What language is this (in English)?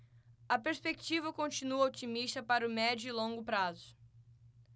Portuguese